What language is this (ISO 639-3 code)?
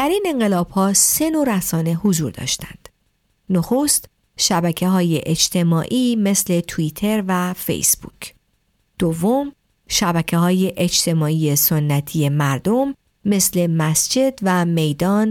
fas